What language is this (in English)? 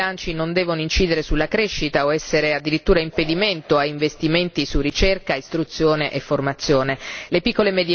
Italian